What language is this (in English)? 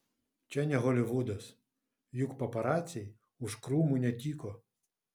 Lithuanian